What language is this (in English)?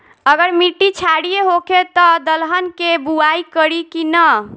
Bhojpuri